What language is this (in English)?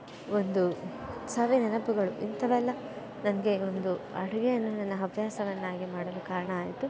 Kannada